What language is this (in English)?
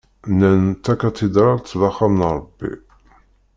Kabyle